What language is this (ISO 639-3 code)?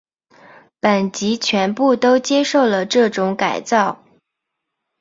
zho